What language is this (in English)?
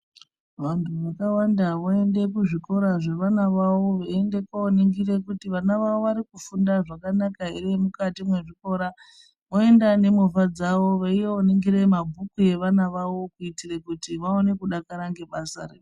Ndau